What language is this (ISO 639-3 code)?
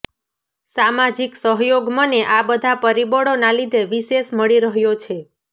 guj